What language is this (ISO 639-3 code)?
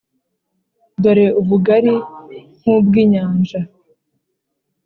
kin